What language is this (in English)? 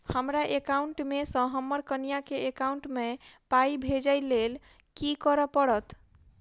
Maithili